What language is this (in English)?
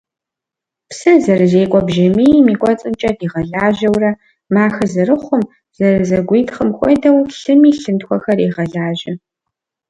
Kabardian